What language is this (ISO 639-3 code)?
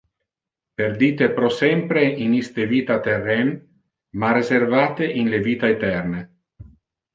ina